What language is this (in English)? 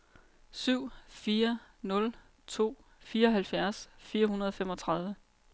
Danish